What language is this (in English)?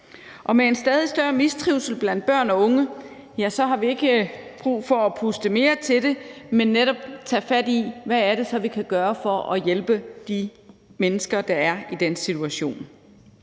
Danish